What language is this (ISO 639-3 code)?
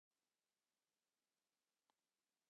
cym